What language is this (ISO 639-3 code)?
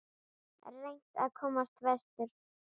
isl